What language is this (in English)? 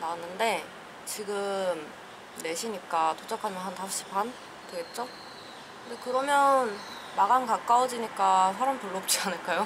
Korean